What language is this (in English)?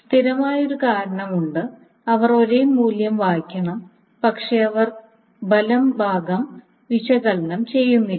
Malayalam